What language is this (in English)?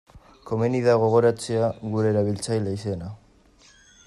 Basque